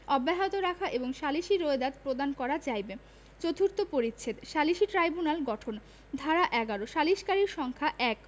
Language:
Bangla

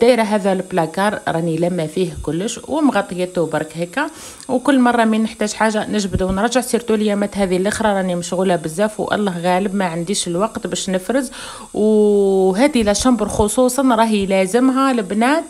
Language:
Arabic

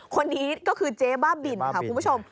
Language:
Thai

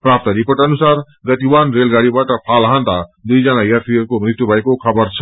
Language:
Nepali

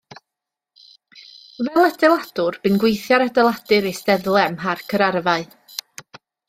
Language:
Welsh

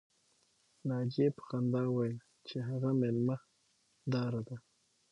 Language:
Pashto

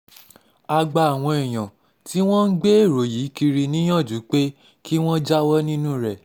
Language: Yoruba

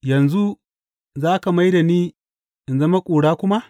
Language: Hausa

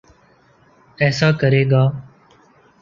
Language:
Urdu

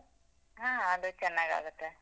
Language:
Kannada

